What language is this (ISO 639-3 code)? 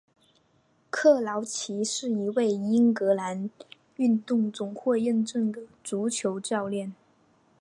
zho